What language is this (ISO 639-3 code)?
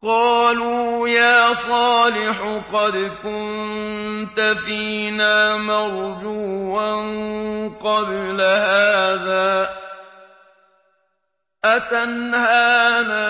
ara